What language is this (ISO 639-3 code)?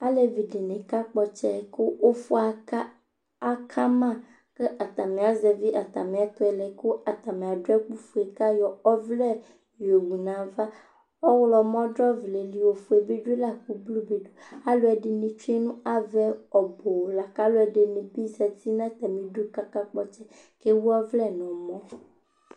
kpo